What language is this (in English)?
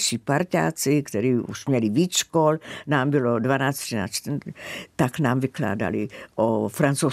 Czech